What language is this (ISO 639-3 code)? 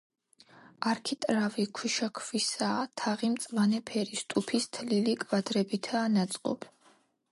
kat